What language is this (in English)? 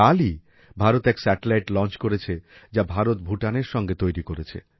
Bangla